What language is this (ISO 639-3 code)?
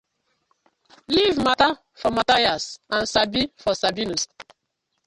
pcm